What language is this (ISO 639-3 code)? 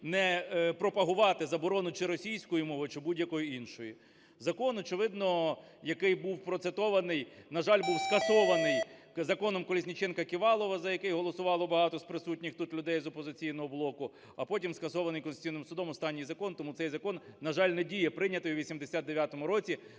ukr